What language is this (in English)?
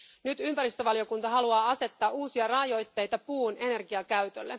Finnish